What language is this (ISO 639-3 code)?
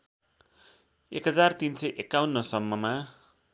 nep